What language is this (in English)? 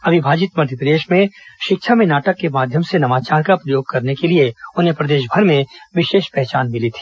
Hindi